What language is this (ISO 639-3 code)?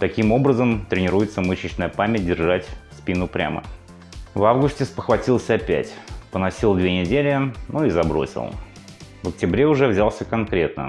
rus